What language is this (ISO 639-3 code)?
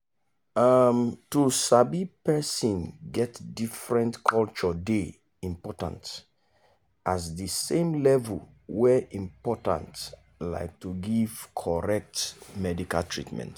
pcm